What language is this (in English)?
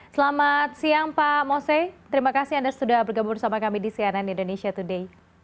Indonesian